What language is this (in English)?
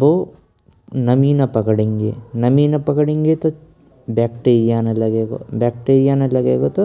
Braj